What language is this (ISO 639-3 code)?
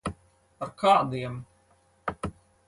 lav